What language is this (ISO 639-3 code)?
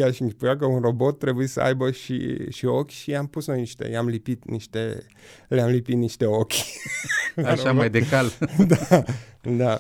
ron